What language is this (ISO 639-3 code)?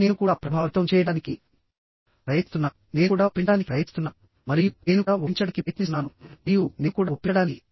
tel